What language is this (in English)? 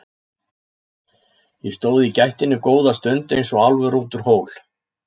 Icelandic